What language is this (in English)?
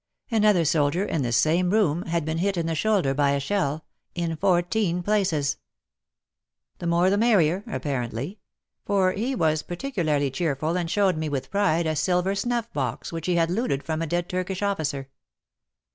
English